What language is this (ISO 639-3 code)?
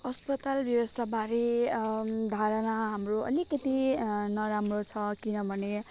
nep